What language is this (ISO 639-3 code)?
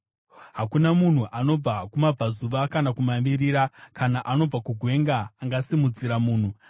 sna